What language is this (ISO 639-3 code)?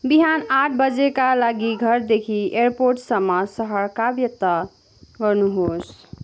nep